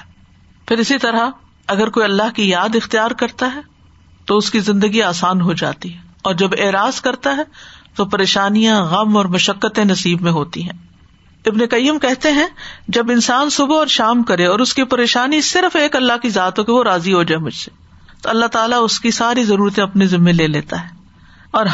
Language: Urdu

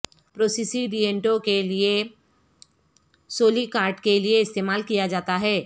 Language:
Urdu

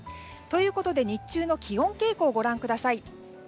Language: Japanese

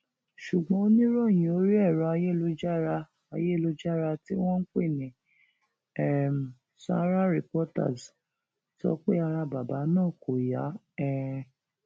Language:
Yoruba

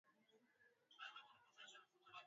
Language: Swahili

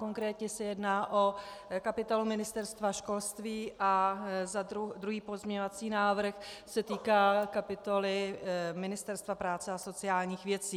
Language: Czech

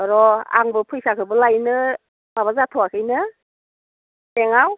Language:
Bodo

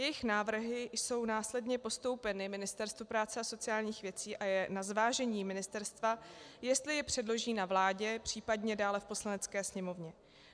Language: Czech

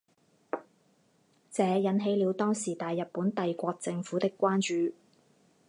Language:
Chinese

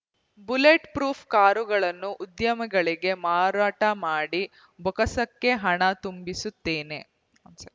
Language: Kannada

